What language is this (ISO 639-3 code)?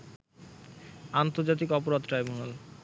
ben